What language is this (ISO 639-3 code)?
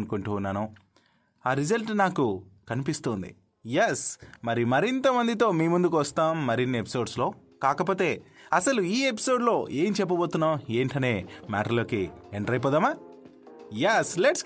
tel